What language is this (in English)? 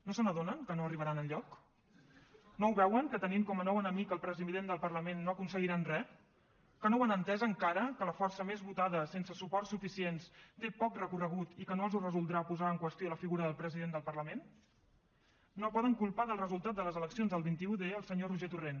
Catalan